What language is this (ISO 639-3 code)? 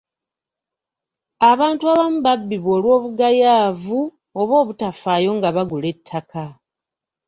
lug